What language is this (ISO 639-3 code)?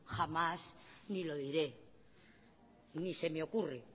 spa